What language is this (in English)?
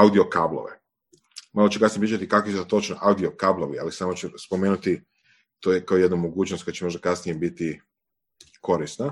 Croatian